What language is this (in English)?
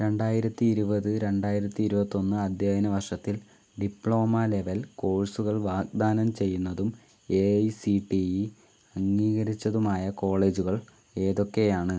Malayalam